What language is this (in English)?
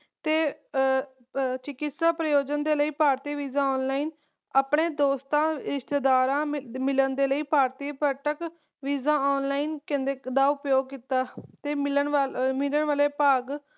Punjabi